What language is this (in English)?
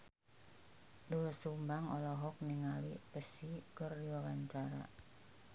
Sundanese